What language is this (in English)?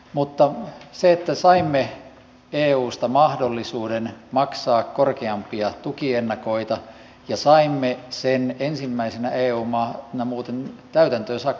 Finnish